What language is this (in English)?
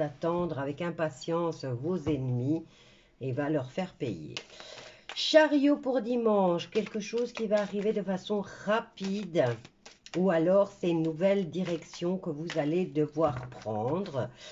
French